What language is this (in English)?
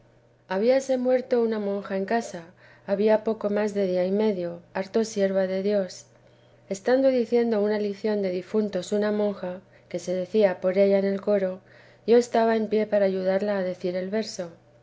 Spanish